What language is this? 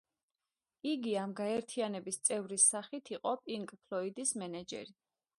Georgian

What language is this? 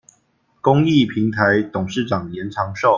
Chinese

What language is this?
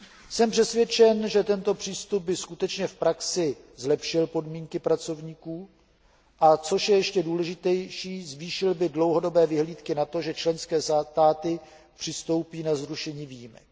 Czech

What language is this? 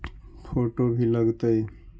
Magahi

